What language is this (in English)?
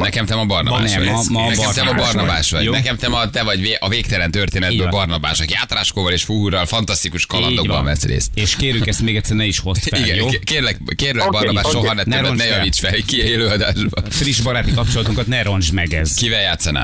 Hungarian